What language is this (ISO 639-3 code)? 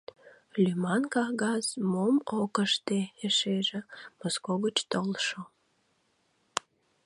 chm